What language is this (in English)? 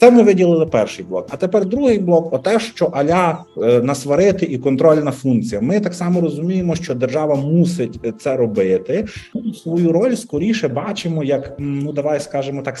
Ukrainian